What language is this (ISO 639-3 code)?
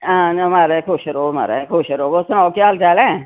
doi